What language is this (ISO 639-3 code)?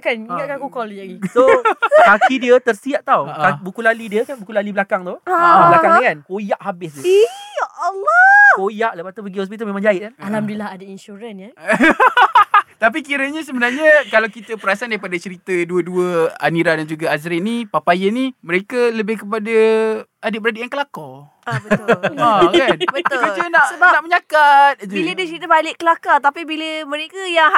msa